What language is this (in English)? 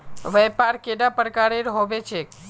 Magahi